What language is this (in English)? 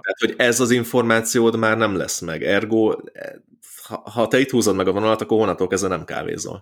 Hungarian